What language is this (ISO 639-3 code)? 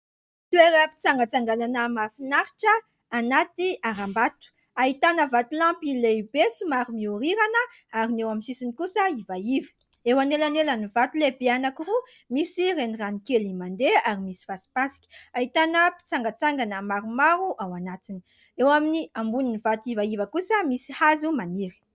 mlg